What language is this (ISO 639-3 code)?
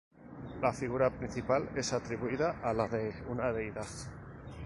spa